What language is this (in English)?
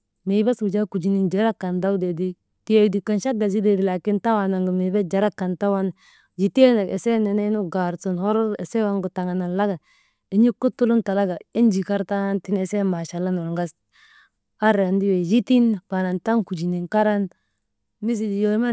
Maba